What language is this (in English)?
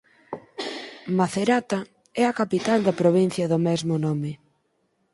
Galician